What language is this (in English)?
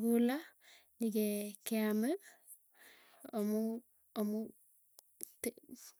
Tugen